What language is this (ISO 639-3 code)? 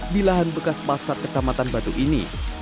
ind